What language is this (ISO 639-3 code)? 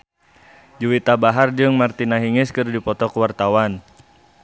sun